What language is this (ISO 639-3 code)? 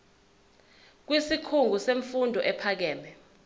zul